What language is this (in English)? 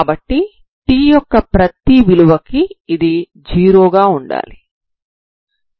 Telugu